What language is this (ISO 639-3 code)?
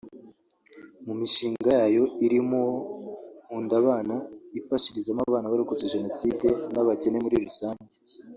kin